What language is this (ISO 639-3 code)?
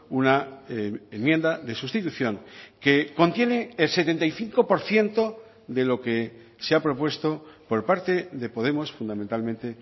spa